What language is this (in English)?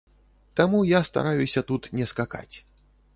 Belarusian